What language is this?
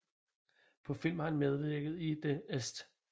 Danish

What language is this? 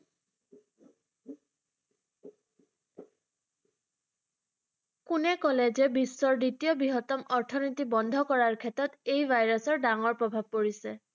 Assamese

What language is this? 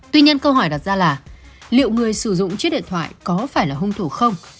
Vietnamese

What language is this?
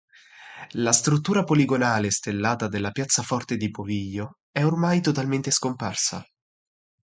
Italian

